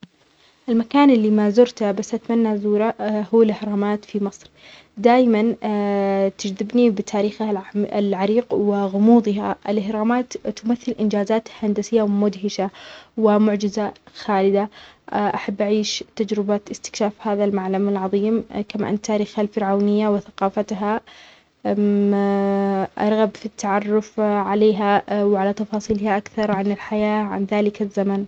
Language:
Omani Arabic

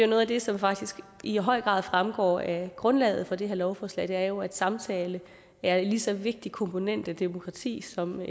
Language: Danish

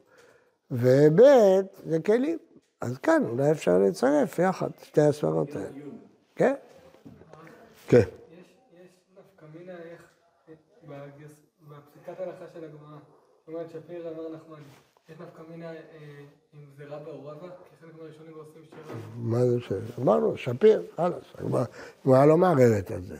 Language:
Hebrew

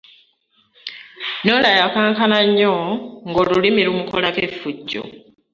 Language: Ganda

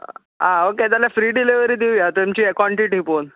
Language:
Konkani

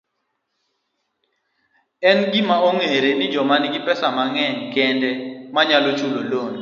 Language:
Luo (Kenya and Tanzania)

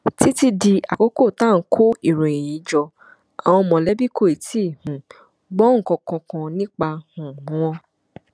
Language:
Yoruba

